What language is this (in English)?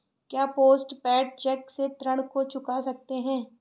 Hindi